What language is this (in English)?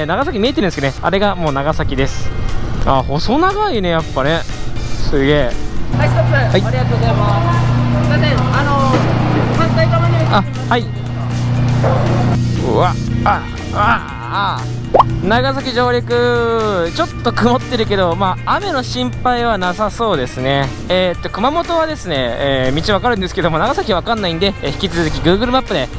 Japanese